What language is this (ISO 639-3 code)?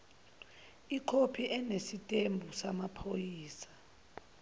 zul